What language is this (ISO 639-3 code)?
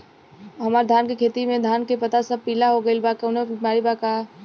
bho